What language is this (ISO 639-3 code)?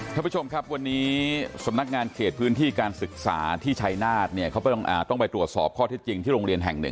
tha